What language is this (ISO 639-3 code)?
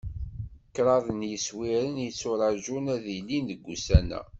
kab